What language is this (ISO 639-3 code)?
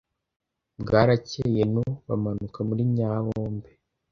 kin